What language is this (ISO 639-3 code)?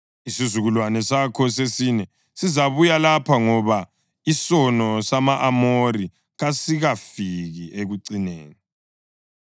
nde